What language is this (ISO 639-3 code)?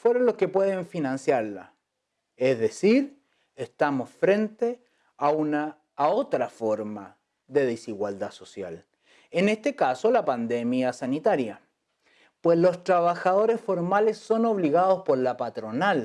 spa